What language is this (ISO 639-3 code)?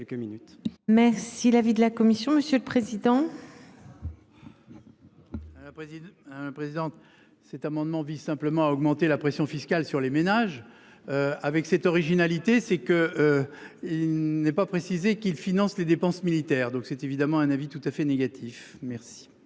fra